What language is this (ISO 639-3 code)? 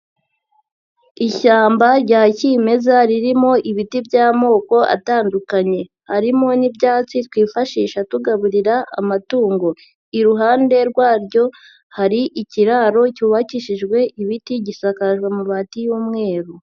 kin